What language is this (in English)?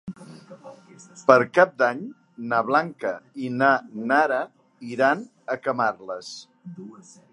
Catalan